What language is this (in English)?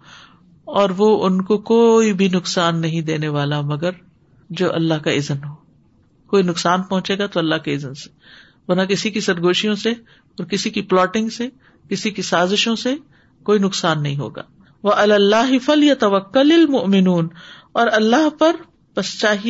Urdu